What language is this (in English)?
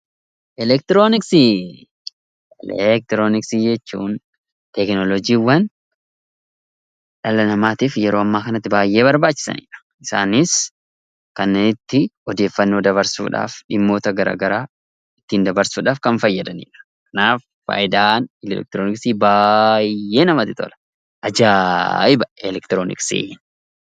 Oromo